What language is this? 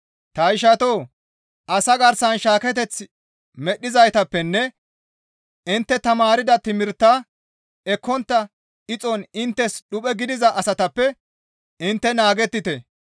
Gamo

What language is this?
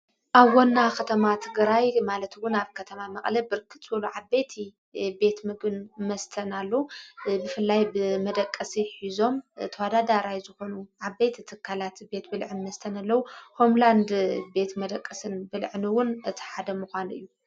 Tigrinya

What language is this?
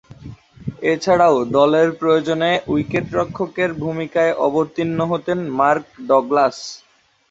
Bangla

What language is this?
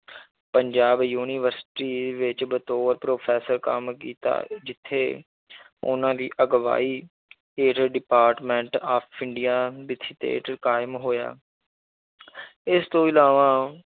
Punjabi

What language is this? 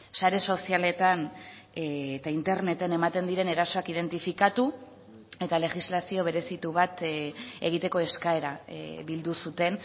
Basque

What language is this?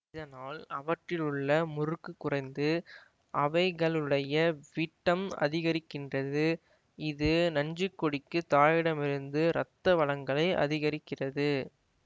Tamil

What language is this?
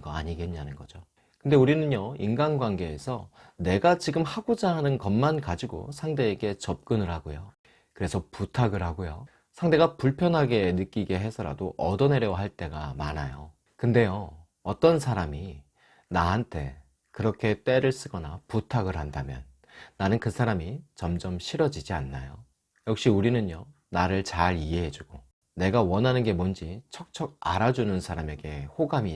Korean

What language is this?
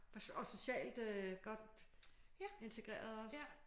Danish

